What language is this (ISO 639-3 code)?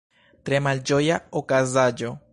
epo